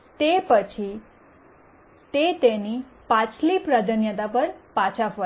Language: Gujarati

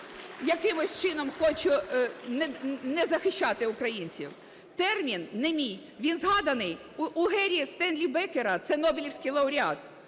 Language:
Ukrainian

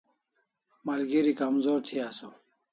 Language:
Kalasha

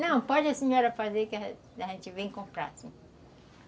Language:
Portuguese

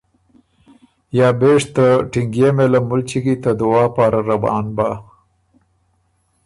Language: Ormuri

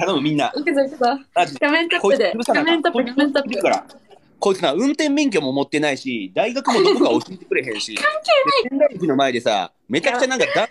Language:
Japanese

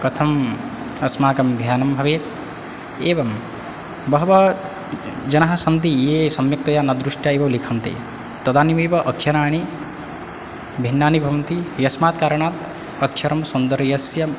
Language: Sanskrit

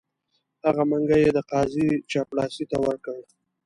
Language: Pashto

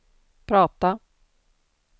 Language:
Swedish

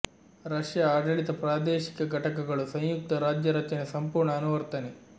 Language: Kannada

